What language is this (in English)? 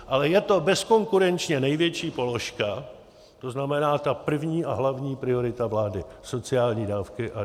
Czech